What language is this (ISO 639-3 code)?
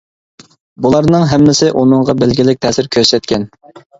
uig